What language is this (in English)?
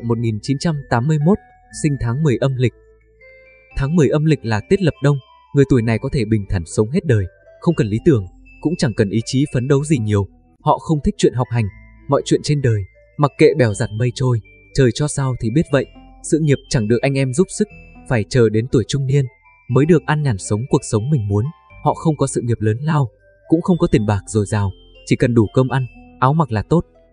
Vietnamese